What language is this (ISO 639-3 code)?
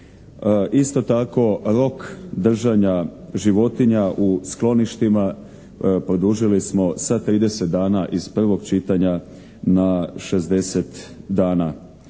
hrv